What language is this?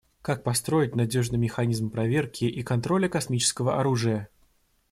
Russian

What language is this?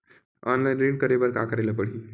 Chhattisgarhi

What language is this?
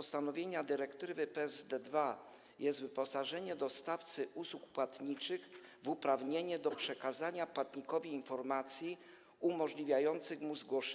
Polish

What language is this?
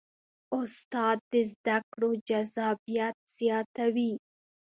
Pashto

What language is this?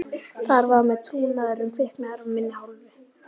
Icelandic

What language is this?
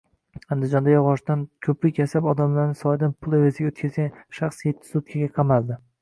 Uzbek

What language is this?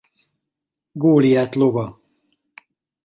Hungarian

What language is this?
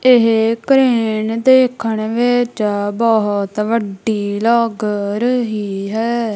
Punjabi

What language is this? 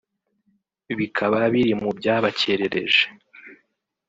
Kinyarwanda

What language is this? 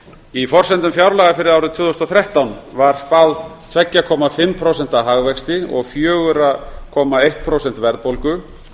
Icelandic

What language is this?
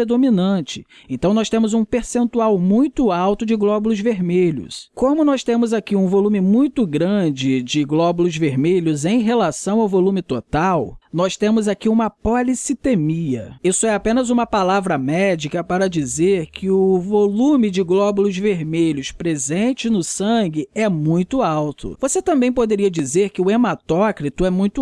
Portuguese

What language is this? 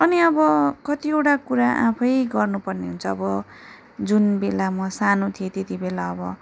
Nepali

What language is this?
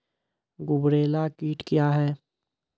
Maithili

